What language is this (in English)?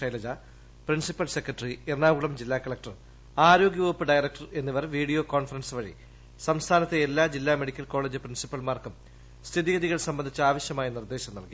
Malayalam